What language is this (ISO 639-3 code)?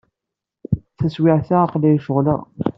kab